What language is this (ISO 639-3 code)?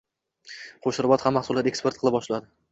uzb